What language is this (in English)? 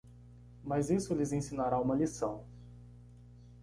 Portuguese